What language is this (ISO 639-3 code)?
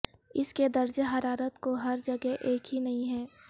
urd